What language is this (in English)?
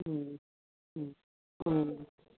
Manipuri